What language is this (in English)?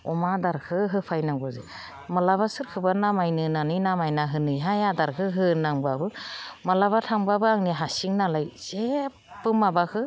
Bodo